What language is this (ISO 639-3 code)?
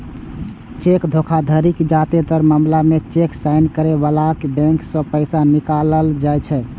mai